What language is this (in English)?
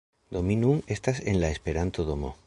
Esperanto